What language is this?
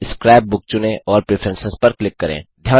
Hindi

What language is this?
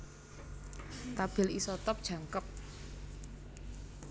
Javanese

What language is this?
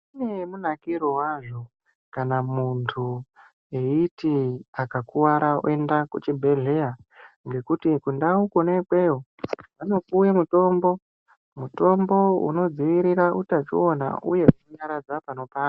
Ndau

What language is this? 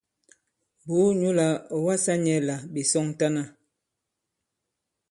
Bankon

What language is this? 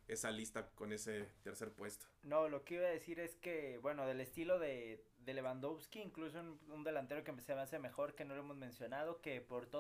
Spanish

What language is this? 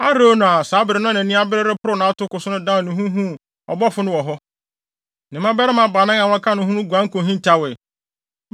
Akan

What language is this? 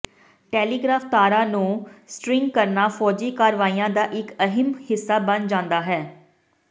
Punjabi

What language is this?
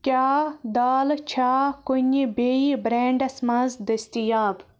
Kashmiri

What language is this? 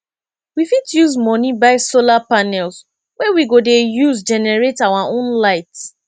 Nigerian Pidgin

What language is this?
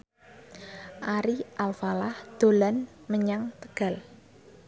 Javanese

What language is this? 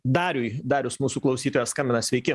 Lithuanian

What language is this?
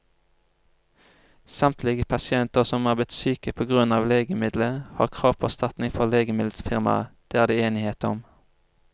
Norwegian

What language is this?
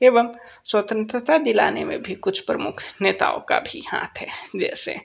Hindi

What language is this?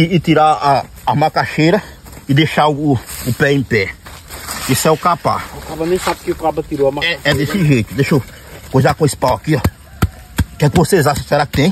Portuguese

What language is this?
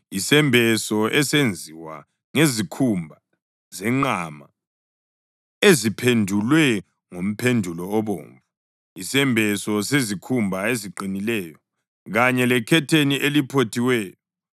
North Ndebele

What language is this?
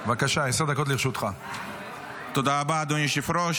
Hebrew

